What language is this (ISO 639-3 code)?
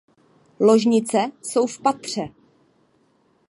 ces